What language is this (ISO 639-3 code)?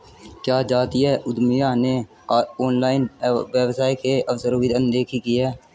hin